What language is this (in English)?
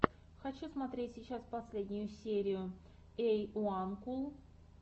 Russian